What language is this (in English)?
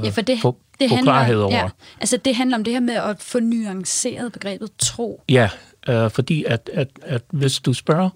Danish